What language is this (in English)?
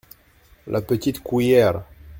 French